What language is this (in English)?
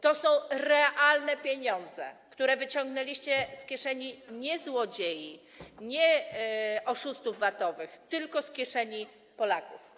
Polish